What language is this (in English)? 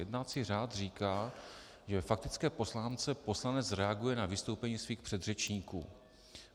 Czech